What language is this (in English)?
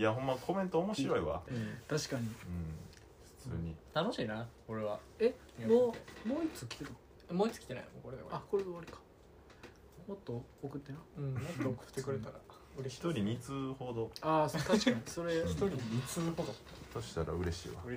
Japanese